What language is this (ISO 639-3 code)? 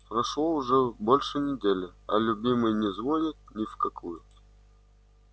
rus